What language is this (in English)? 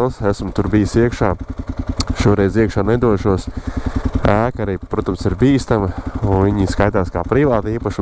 Latvian